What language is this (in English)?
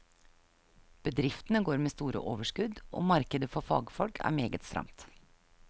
Norwegian